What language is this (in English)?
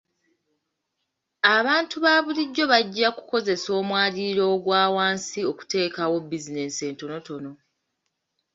Ganda